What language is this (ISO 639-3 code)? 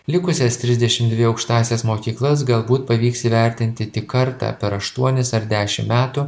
lit